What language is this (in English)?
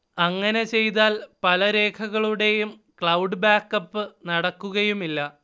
Malayalam